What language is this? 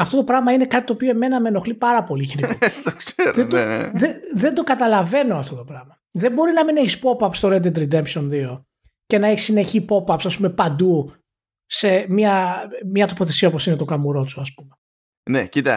Greek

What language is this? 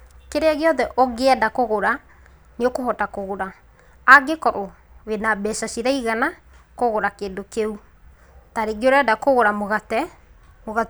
Kikuyu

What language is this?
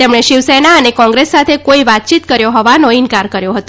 Gujarati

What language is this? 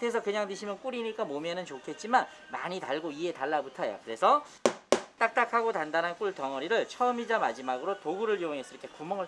Korean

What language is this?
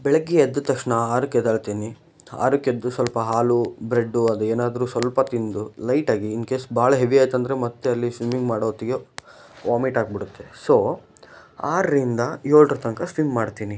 Kannada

